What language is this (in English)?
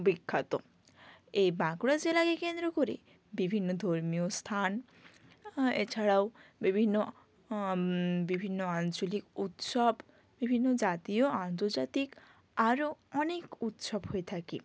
Bangla